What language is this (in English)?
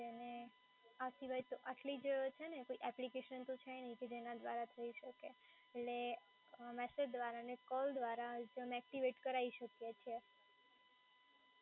Gujarati